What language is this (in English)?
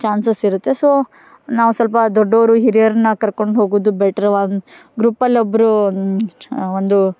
Kannada